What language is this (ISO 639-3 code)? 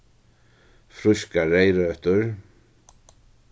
fao